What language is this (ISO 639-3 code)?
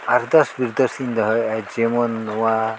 sat